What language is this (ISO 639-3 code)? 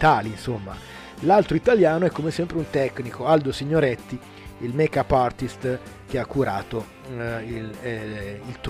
ita